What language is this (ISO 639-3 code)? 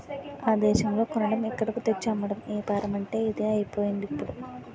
tel